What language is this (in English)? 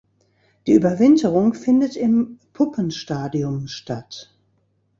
German